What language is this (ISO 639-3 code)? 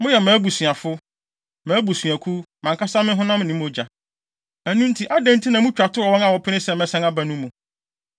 aka